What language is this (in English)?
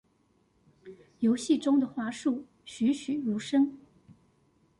Chinese